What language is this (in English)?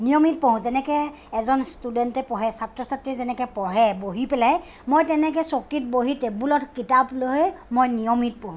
Assamese